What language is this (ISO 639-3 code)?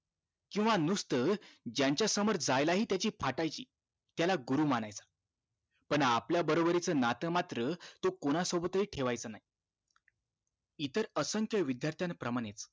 mar